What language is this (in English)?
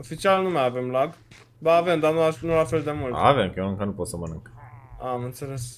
Romanian